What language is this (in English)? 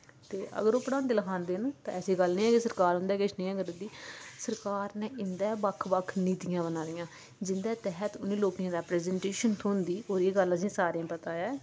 Dogri